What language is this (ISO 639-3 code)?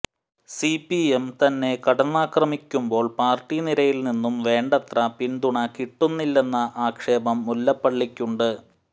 mal